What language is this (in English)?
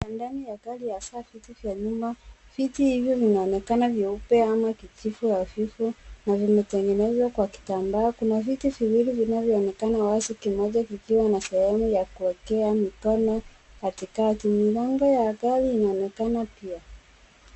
Swahili